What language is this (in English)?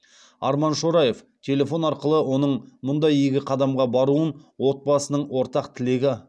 Kazakh